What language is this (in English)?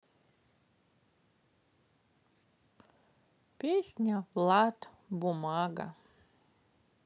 Russian